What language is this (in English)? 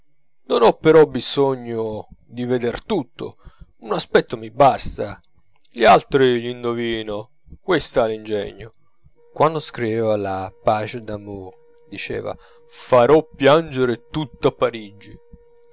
Italian